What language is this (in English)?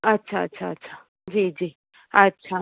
Sindhi